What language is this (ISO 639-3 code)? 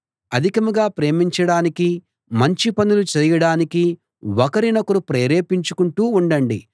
tel